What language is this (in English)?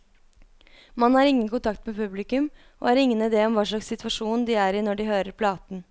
Norwegian